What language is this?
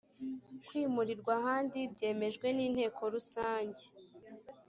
Kinyarwanda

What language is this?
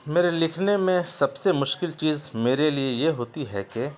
Urdu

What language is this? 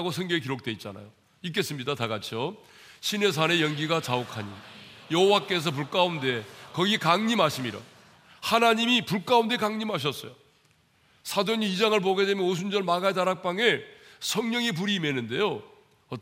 Korean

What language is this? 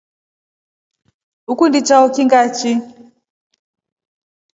Rombo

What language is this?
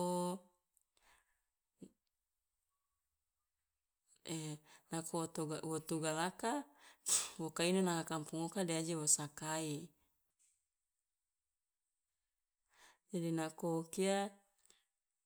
Loloda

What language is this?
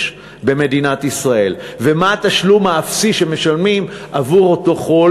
Hebrew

